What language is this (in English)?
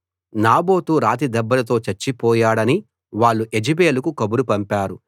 Telugu